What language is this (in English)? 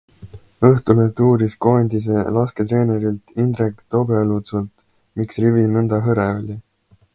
Estonian